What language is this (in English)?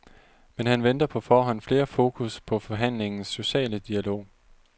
Danish